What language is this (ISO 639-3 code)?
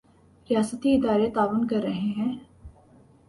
urd